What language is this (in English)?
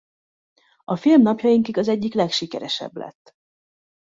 Hungarian